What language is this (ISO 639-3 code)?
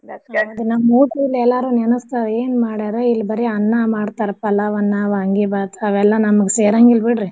kan